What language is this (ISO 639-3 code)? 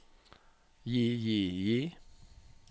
nor